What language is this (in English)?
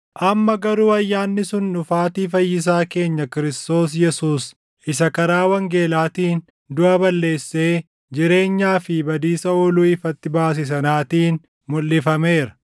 Oromo